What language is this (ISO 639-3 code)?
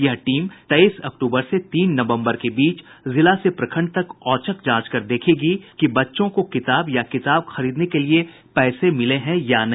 hin